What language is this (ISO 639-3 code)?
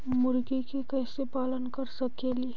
mag